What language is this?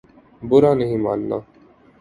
Urdu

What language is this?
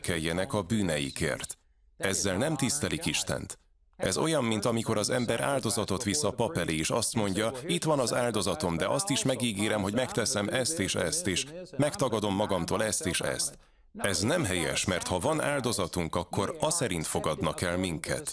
Hungarian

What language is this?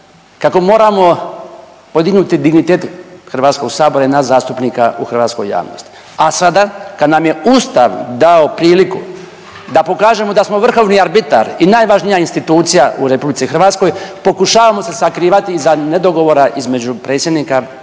Croatian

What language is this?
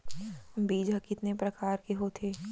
Chhattisgarhi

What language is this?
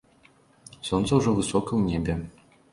Belarusian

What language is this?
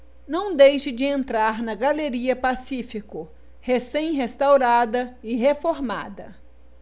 Portuguese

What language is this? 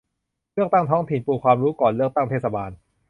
Thai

